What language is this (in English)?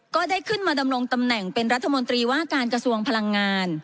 Thai